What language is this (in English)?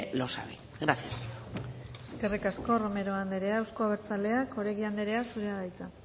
Basque